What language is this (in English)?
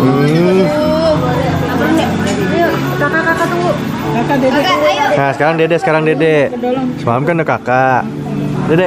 Indonesian